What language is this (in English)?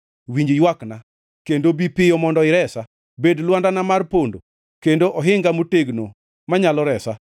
Luo (Kenya and Tanzania)